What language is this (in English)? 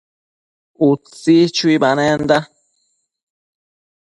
Matsés